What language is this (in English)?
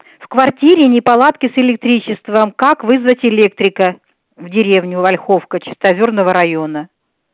Russian